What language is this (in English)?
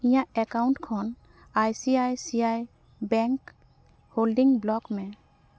Santali